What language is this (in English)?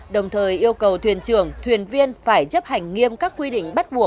Vietnamese